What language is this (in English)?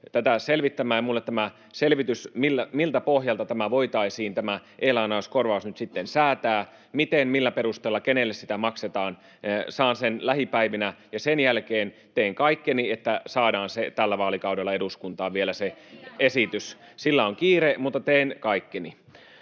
Finnish